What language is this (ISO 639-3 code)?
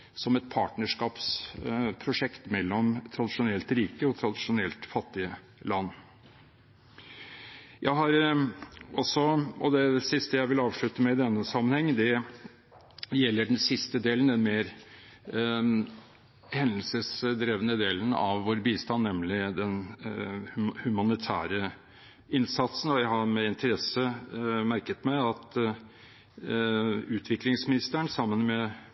nob